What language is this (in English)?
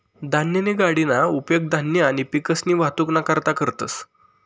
Marathi